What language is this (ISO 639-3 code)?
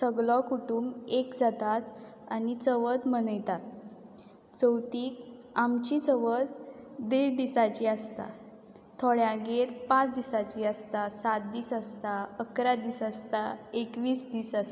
kok